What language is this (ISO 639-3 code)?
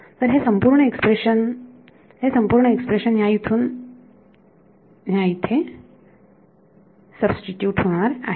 mar